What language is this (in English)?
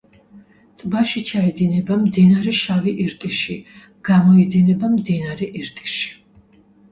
Georgian